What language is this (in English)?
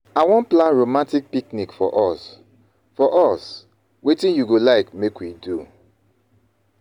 Nigerian Pidgin